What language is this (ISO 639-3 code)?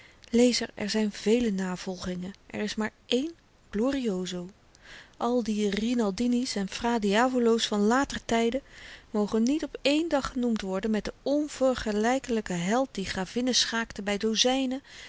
nld